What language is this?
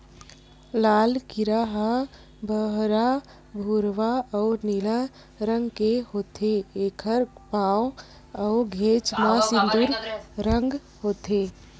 Chhattisgarhi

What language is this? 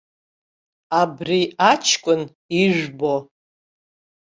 Abkhazian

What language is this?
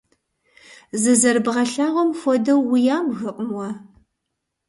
Kabardian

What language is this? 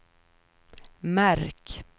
Swedish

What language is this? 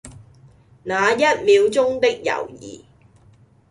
Cantonese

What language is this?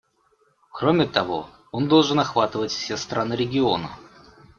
Russian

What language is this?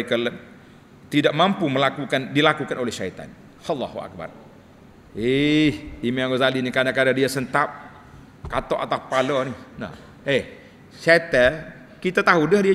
Malay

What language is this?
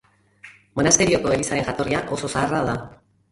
Basque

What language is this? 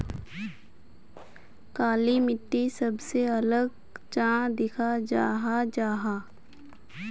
Magahi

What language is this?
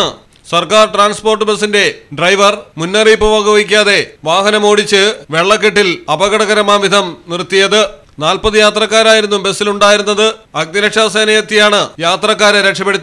Malayalam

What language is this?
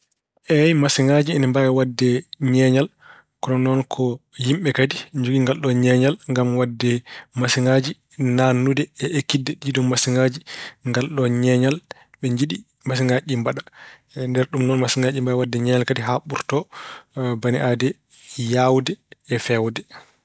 Fula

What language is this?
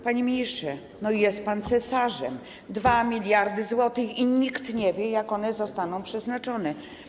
Polish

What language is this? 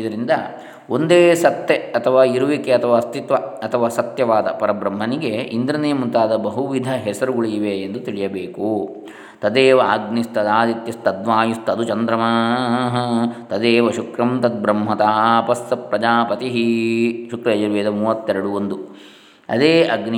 Kannada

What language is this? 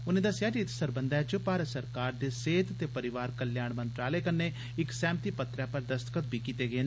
Dogri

